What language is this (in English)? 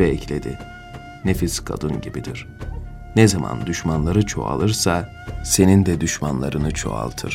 Turkish